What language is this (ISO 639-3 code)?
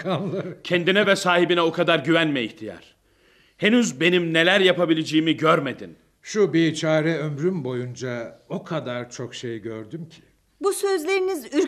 tur